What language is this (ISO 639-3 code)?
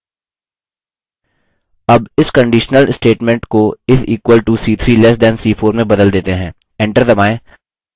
hin